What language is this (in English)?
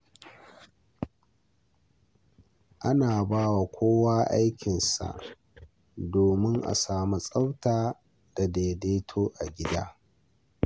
Hausa